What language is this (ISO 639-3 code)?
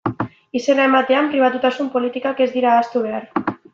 eus